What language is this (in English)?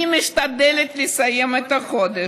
Hebrew